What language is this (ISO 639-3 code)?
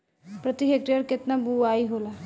bho